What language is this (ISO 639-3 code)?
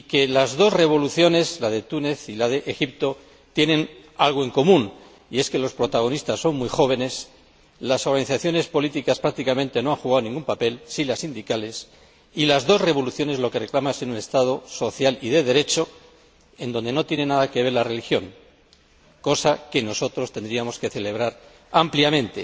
spa